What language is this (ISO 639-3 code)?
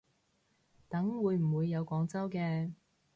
yue